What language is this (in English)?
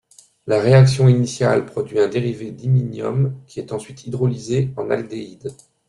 French